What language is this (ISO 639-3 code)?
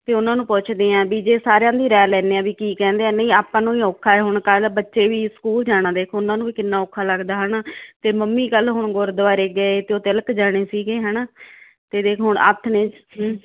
pan